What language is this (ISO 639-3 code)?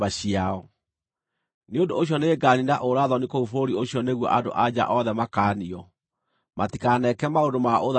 kik